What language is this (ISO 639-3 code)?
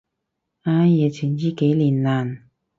yue